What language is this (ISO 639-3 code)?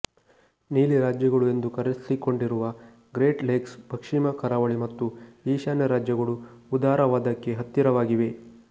kan